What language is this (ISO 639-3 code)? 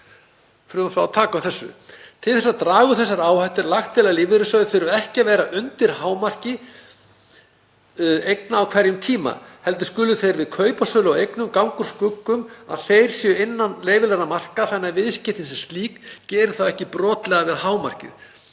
isl